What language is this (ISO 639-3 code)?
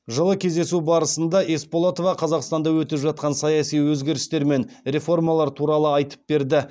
kaz